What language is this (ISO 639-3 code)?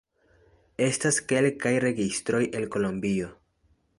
epo